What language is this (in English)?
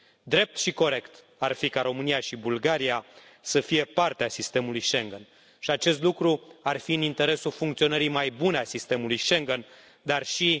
Romanian